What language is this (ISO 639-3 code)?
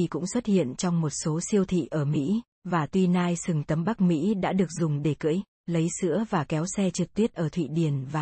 vie